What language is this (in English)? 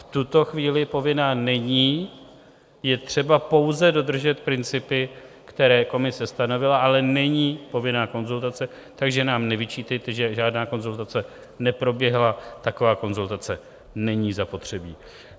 Czech